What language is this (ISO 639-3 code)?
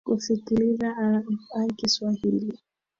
swa